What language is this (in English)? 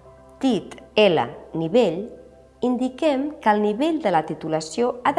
Catalan